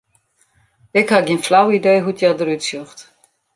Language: Western Frisian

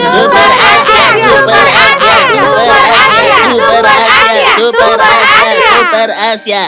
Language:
Indonesian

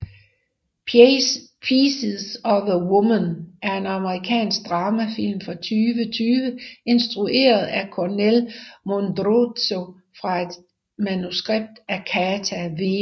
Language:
Danish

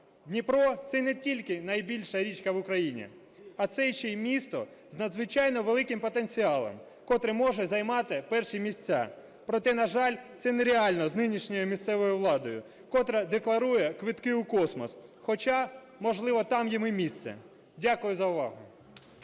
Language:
Ukrainian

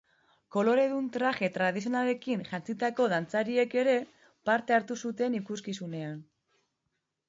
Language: Basque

